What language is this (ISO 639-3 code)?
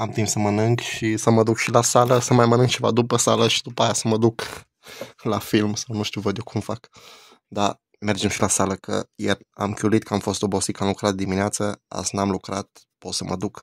ron